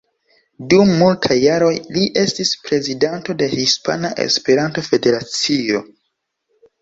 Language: Esperanto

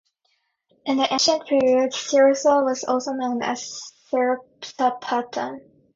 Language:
English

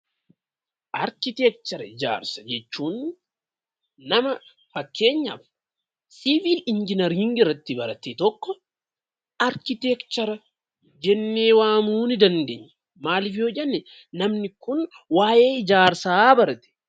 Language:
Oromo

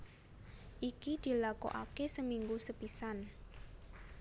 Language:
Javanese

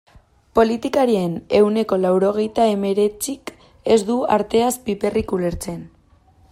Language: Basque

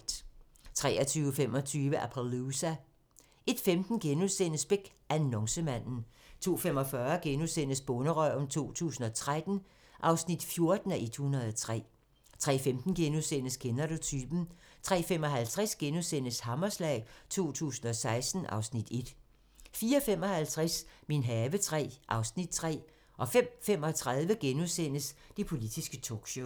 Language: Danish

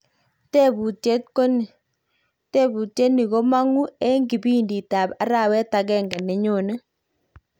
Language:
Kalenjin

